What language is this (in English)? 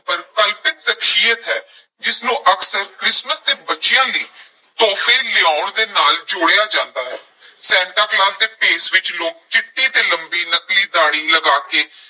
Punjabi